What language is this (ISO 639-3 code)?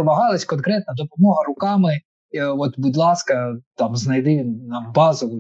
ukr